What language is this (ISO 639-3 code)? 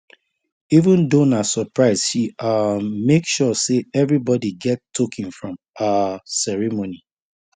pcm